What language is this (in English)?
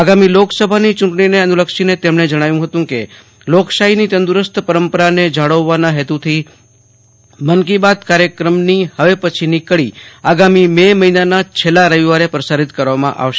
Gujarati